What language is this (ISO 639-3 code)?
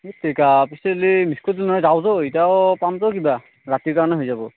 asm